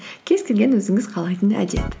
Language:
Kazakh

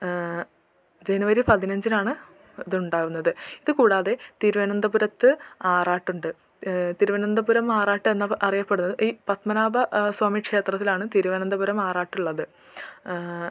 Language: Malayalam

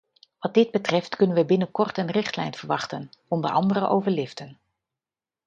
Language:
Dutch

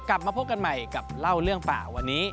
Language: Thai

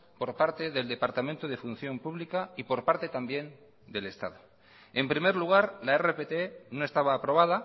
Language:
Spanish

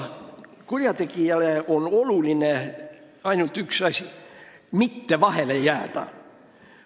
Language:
Estonian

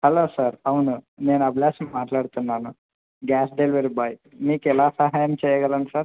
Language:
Telugu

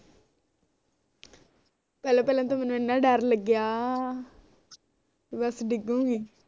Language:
Punjabi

